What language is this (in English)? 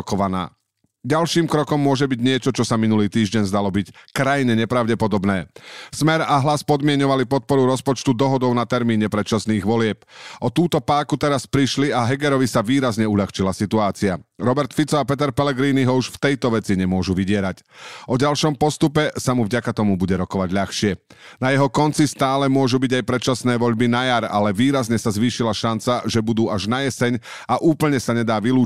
Slovak